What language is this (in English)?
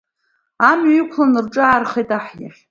Abkhazian